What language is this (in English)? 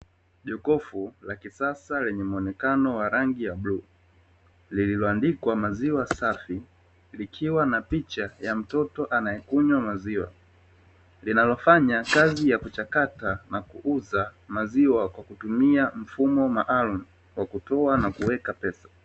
Swahili